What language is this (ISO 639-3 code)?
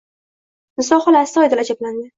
uzb